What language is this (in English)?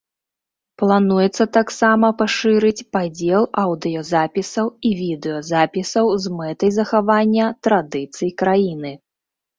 Belarusian